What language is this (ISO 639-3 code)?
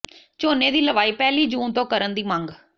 pan